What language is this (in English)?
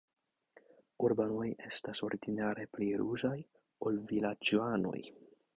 Esperanto